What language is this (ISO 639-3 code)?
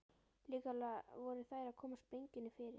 isl